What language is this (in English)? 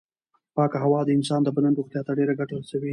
Pashto